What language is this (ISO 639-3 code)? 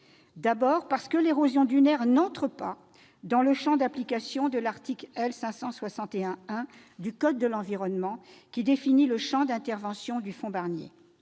fra